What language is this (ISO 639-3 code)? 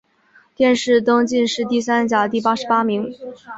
zho